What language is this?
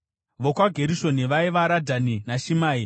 Shona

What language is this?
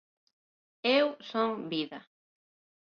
Galician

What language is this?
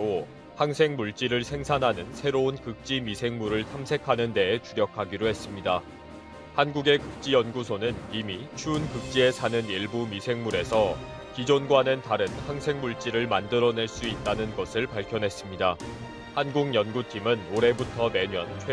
Korean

